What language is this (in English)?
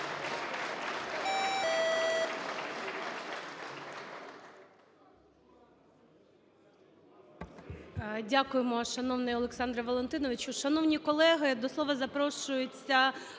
Ukrainian